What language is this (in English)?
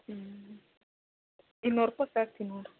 Kannada